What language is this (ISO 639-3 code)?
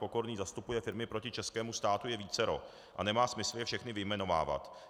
ces